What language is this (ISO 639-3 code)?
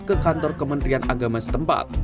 ind